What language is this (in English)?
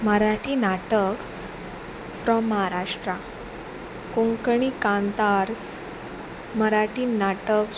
Konkani